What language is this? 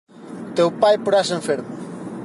Galician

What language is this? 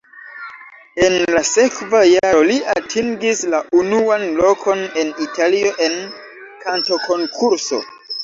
Esperanto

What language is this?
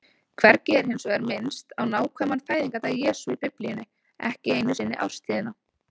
Icelandic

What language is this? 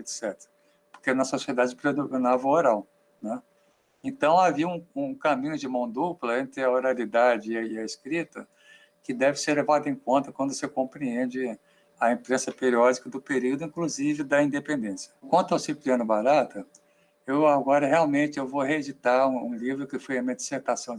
Portuguese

